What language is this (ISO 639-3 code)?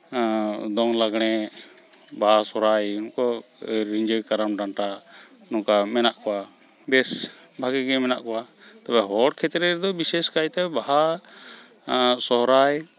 sat